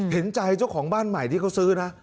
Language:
Thai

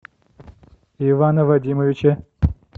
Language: Russian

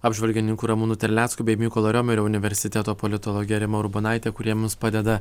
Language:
Lithuanian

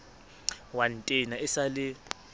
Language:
Southern Sotho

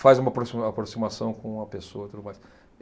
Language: Portuguese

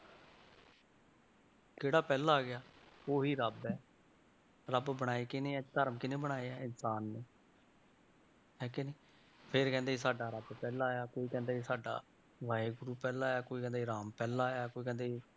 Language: Punjabi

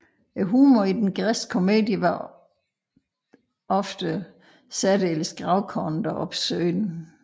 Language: Danish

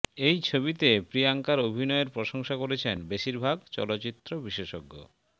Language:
Bangla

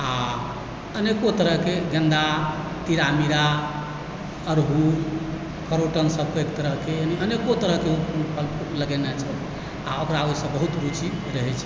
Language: Maithili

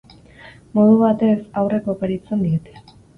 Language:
Basque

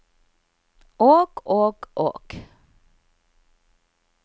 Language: Norwegian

